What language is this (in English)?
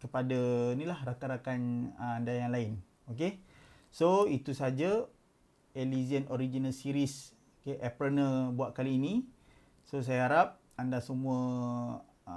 Malay